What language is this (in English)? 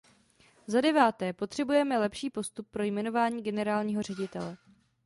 Czech